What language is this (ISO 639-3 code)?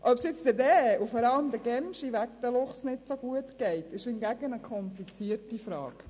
gsw